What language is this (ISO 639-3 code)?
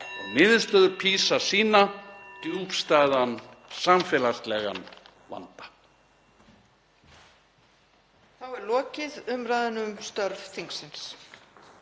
isl